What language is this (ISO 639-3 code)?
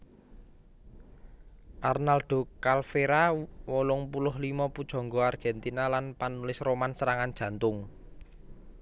jav